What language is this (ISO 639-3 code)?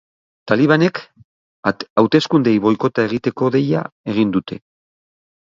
eus